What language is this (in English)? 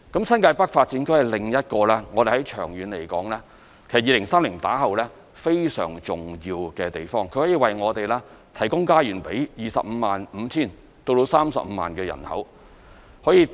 Cantonese